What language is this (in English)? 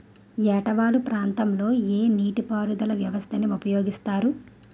Telugu